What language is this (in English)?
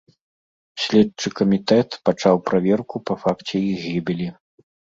Belarusian